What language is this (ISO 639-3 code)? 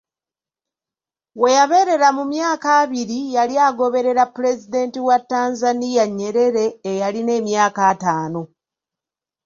lug